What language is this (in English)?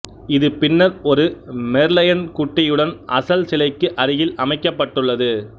Tamil